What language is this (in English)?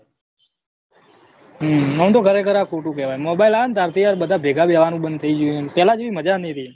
Gujarati